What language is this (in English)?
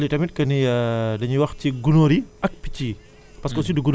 Wolof